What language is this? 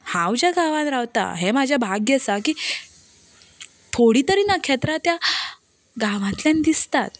Konkani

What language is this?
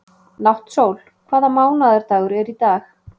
Icelandic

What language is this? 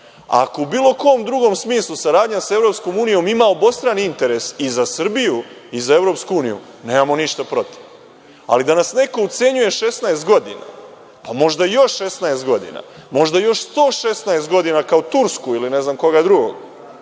Serbian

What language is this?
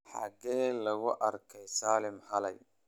Somali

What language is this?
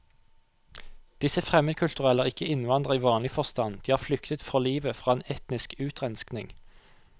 Norwegian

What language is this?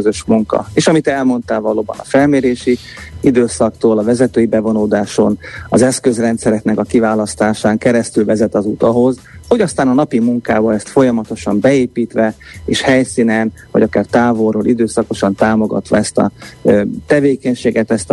Hungarian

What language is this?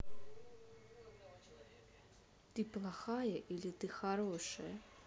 Russian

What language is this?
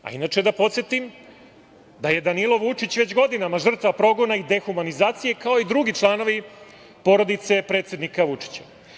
Serbian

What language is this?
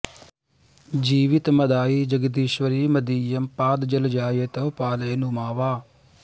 Sanskrit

